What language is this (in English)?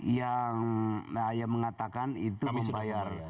Indonesian